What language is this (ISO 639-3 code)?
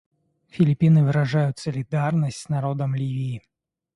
rus